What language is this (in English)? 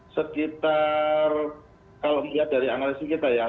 Indonesian